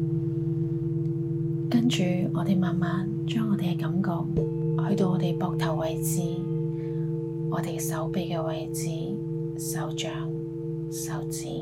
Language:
Chinese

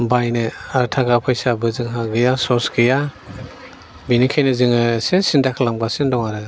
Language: Bodo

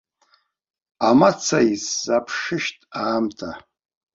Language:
Abkhazian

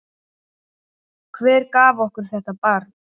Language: Icelandic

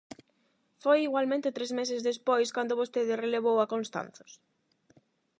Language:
Galician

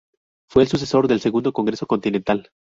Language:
Spanish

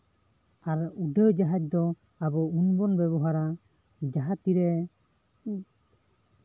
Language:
Santali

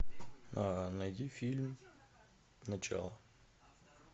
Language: Russian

